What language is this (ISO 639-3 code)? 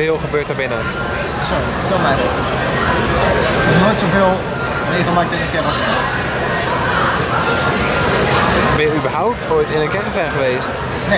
nld